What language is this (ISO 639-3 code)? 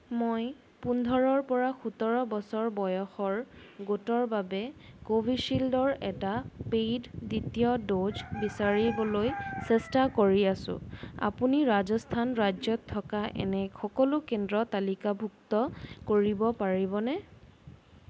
asm